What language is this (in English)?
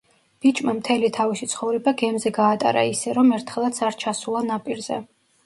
Georgian